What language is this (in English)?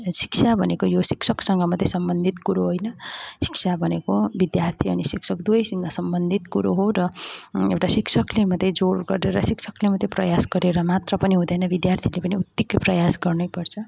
Nepali